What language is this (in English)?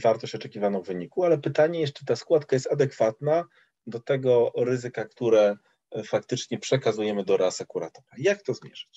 Polish